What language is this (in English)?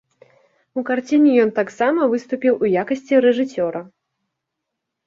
Belarusian